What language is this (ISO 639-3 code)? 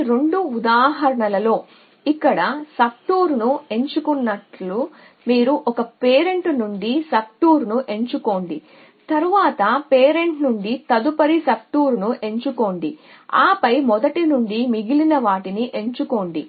tel